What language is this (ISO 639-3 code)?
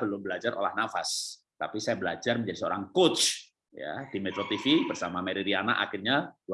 ind